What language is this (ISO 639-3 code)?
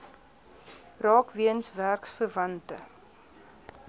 afr